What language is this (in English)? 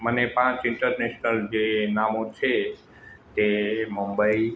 Gujarati